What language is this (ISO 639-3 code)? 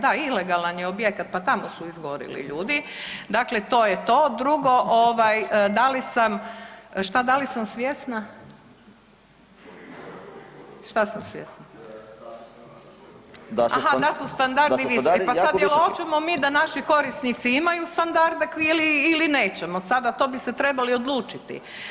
hrv